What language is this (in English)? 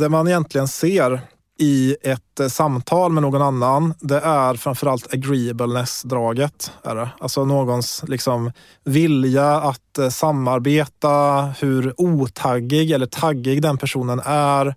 Swedish